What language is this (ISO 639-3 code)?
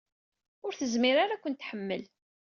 kab